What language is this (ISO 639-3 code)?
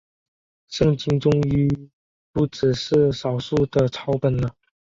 zho